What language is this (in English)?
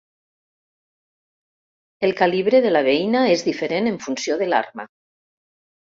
Catalan